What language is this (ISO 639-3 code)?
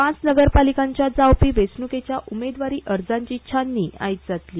kok